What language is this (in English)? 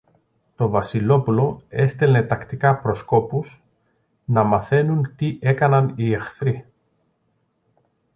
Greek